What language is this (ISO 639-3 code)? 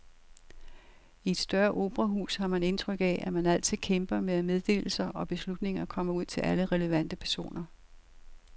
dan